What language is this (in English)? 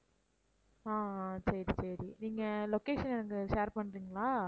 Tamil